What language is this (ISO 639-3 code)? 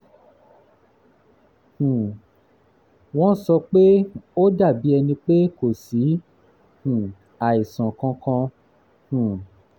yor